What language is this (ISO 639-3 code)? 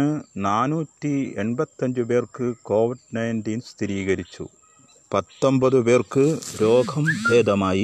mal